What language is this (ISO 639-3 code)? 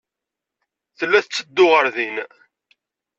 kab